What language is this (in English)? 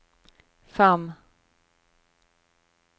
Norwegian